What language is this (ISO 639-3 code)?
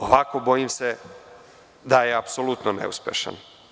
srp